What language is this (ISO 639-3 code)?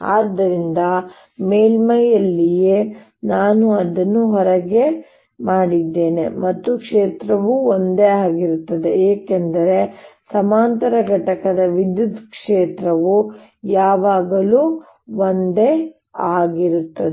kan